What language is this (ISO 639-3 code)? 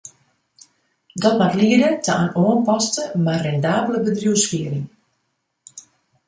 fry